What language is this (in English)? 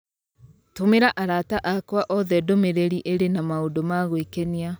Kikuyu